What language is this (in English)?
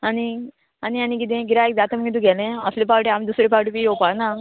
Konkani